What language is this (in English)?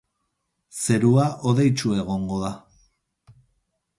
Basque